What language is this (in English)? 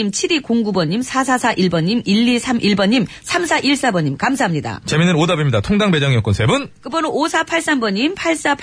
Korean